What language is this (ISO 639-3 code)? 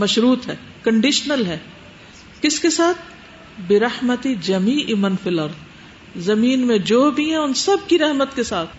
urd